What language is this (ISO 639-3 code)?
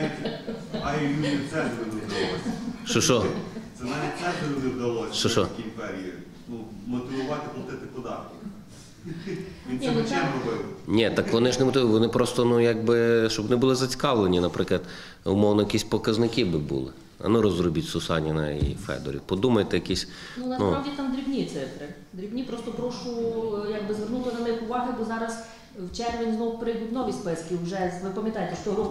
ukr